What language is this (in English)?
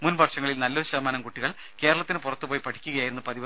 Malayalam